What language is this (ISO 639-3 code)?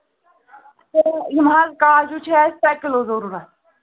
kas